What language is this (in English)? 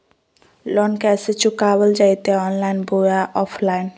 Magahi